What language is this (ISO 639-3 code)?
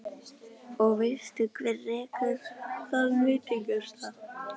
isl